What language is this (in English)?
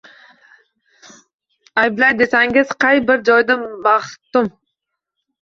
Uzbek